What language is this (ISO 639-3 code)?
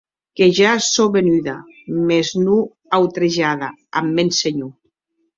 oci